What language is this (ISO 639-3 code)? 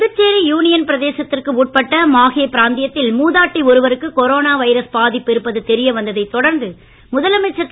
tam